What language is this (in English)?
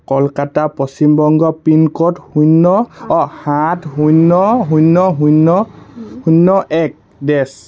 Assamese